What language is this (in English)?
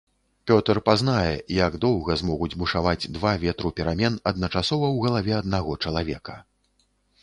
Belarusian